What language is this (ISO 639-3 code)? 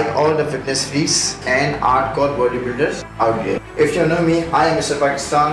eng